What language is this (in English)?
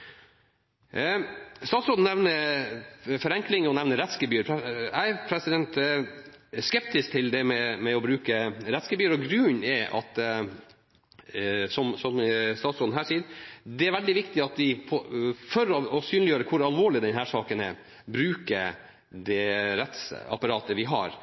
Norwegian Nynorsk